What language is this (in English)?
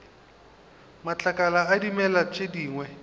Northern Sotho